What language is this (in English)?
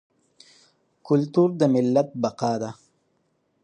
Pashto